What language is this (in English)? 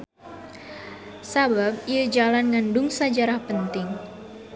Sundanese